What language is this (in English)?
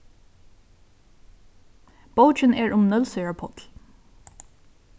Faroese